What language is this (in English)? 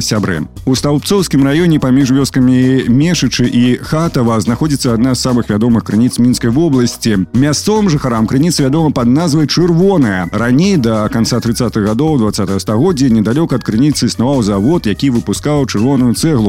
Russian